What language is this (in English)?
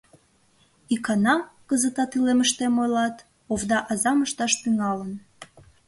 Mari